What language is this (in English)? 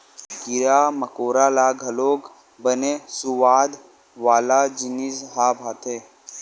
Chhattisgarhi